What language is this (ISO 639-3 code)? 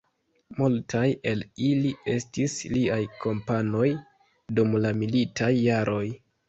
epo